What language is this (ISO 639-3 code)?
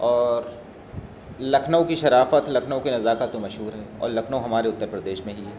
urd